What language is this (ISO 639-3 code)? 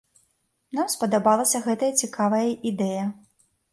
bel